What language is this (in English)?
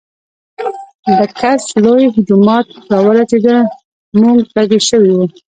Pashto